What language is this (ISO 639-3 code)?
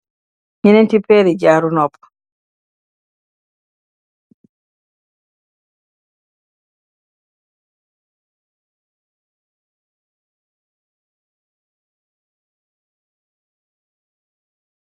wol